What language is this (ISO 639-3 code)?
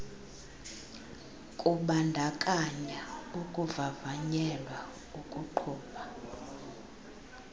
xho